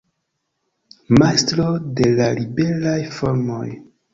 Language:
Esperanto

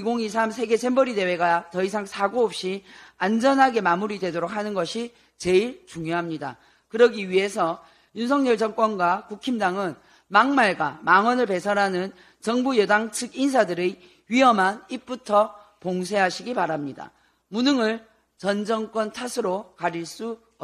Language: Korean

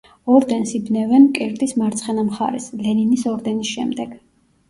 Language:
Georgian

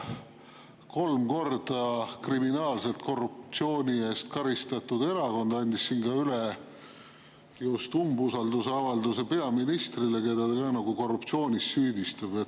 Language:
Estonian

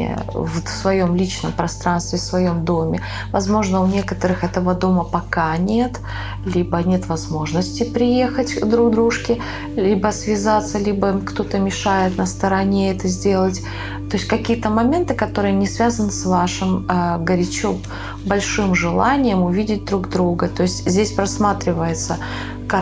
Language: Russian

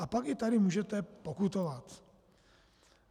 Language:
Czech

